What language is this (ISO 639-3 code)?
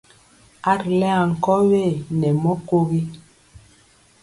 mcx